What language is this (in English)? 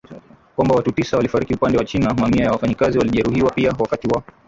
Swahili